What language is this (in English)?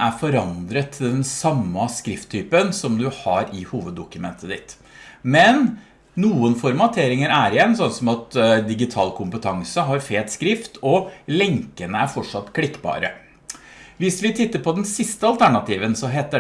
Norwegian